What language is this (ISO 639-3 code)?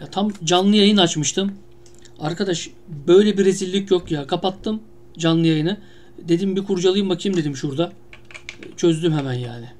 tur